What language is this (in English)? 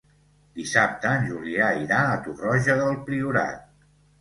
Catalan